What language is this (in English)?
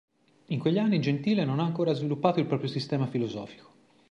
Italian